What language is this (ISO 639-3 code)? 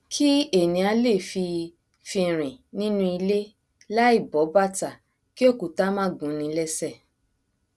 yor